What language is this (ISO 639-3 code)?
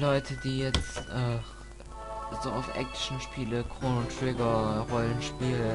deu